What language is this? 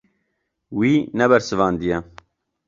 Kurdish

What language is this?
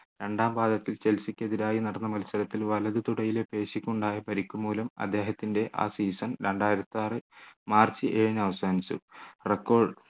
Malayalam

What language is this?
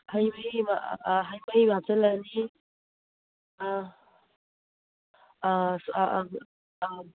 Manipuri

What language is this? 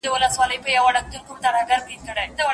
Pashto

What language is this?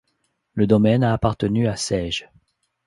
French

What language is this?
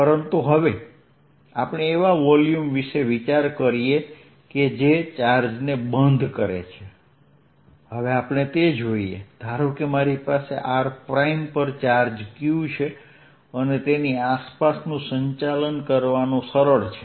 Gujarati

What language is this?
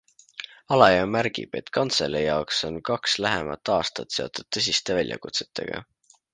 Estonian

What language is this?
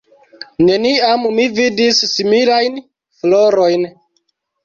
Esperanto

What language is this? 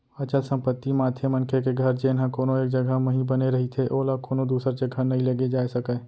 Chhattisgarhi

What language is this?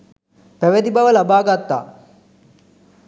Sinhala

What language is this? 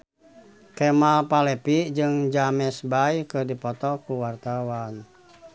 Sundanese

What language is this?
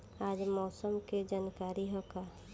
Bhojpuri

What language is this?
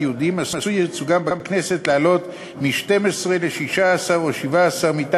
Hebrew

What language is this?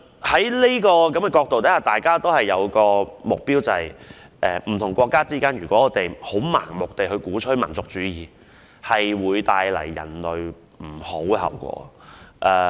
Cantonese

